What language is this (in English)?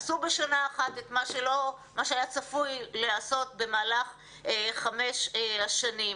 Hebrew